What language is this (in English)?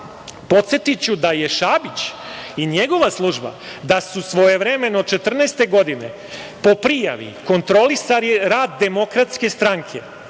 Serbian